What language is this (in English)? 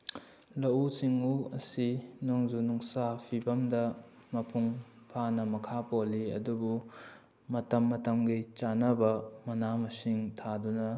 Manipuri